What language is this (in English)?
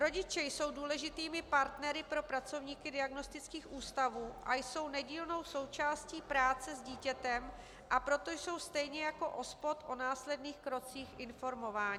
Czech